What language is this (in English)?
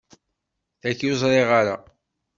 Kabyle